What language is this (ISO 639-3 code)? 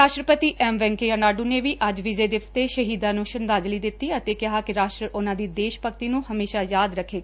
pan